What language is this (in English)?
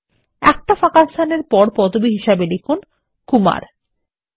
Bangla